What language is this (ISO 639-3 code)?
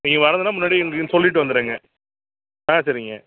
tam